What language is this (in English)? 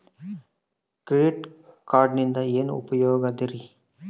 Kannada